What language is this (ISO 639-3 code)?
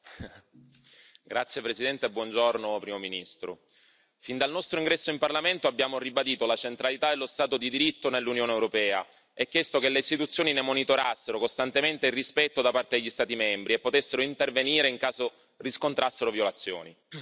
ita